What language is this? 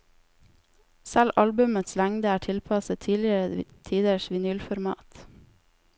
Norwegian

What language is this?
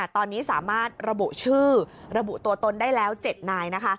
Thai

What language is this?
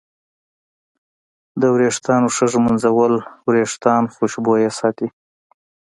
Pashto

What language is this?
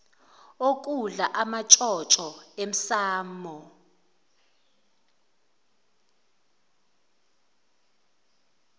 Zulu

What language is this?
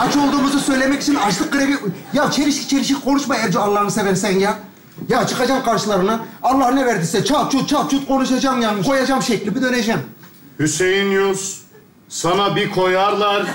Turkish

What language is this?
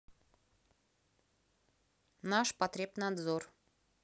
Russian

